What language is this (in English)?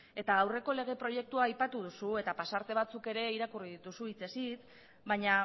Basque